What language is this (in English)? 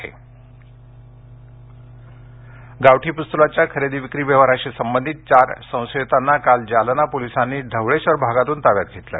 Marathi